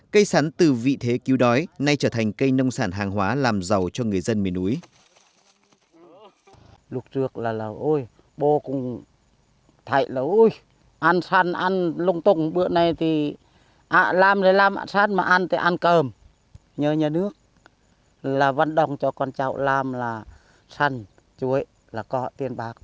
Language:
Vietnamese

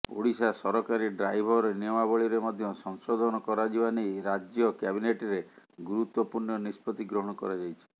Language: Odia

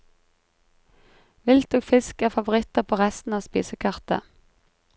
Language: Norwegian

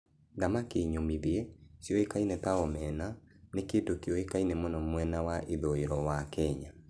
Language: Kikuyu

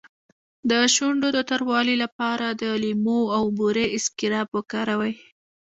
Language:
Pashto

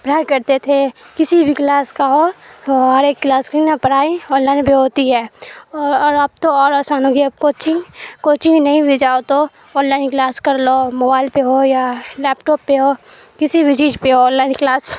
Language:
Urdu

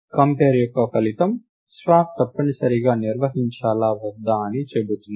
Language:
Telugu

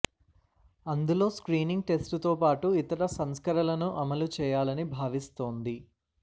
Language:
Telugu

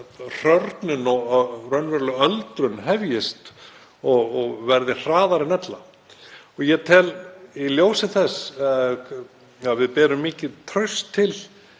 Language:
Icelandic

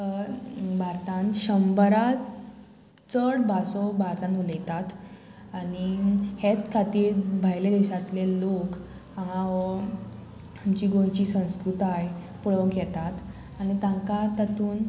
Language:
Konkani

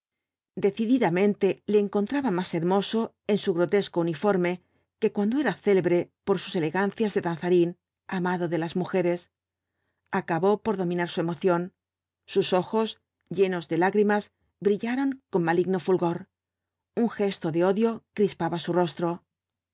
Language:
Spanish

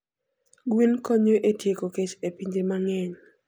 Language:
Luo (Kenya and Tanzania)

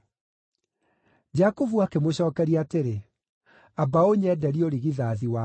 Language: Kikuyu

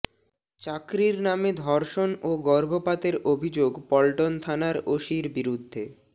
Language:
Bangla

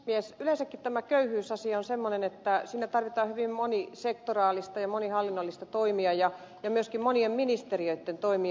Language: Finnish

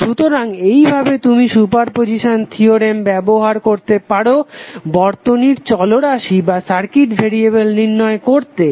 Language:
Bangla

